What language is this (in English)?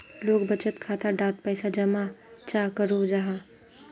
Magahi